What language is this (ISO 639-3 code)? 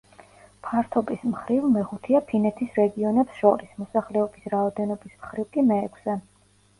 kat